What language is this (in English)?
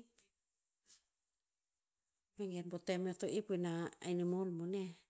Tinputz